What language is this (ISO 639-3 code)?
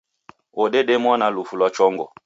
dav